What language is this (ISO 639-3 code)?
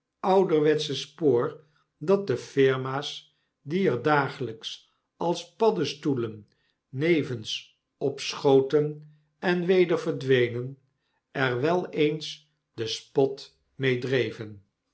nld